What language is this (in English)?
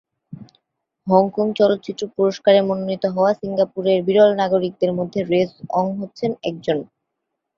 Bangla